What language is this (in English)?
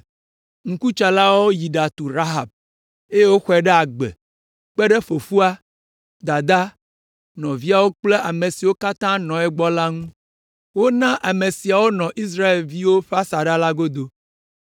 Ewe